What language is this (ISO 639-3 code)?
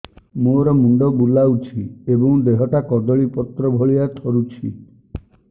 ori